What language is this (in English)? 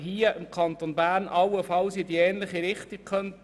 Swiss German